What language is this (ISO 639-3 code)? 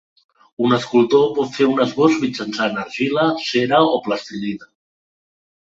cat